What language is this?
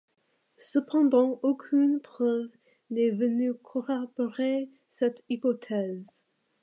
French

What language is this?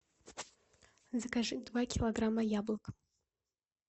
Russian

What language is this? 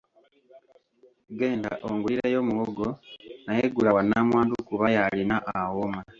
Ganda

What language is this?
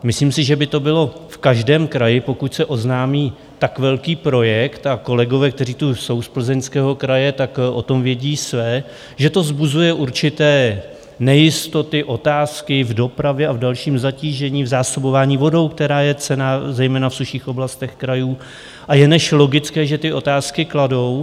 Czech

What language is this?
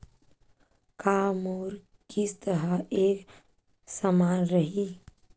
Chhattisgarhi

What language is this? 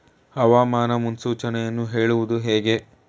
Kannada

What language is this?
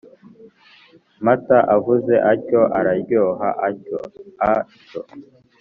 Kinyarwanda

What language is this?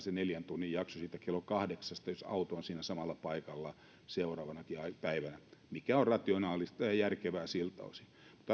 Finnish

